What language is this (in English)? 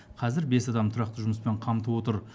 Kazakh